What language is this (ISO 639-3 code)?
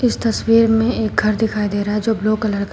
hin